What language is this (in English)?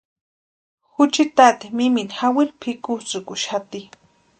Western Highland Purepecha